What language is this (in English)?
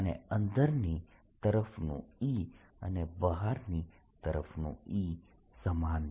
Gujarati